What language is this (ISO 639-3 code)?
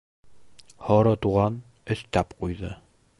bak